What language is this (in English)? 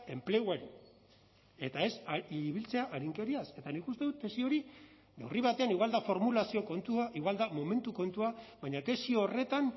Basque